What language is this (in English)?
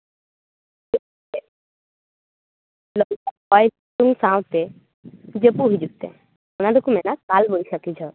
Santali